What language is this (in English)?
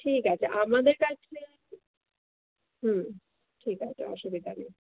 Bangla